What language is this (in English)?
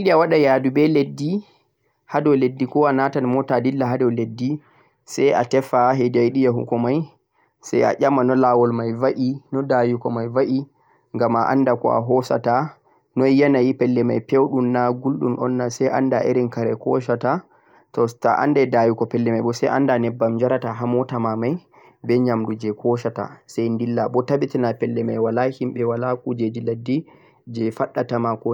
Central-Eastern Niger Fulfulde